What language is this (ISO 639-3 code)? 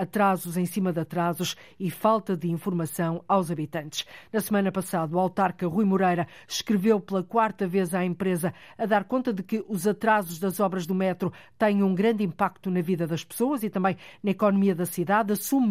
por